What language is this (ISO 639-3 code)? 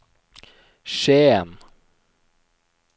nor